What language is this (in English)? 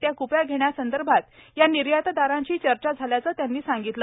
Marathi